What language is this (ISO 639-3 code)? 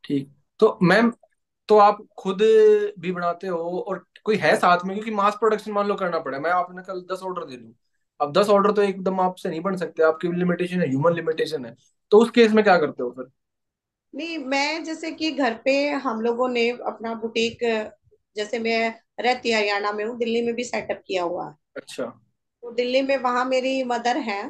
hin